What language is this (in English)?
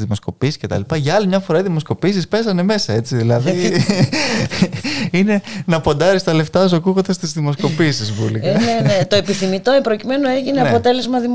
Greek